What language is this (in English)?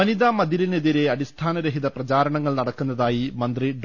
Malayalam